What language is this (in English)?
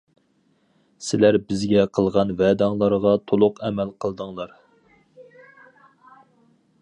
Uyghur